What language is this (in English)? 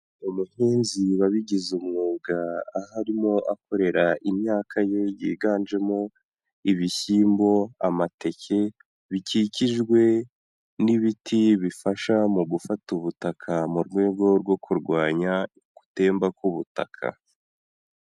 Kinyarwanda